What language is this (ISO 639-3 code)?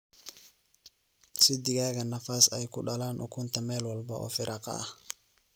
som